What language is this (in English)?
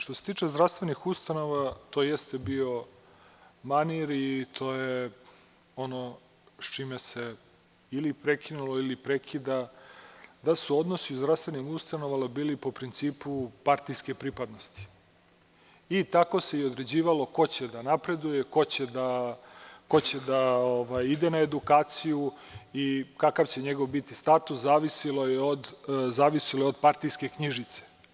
Serbian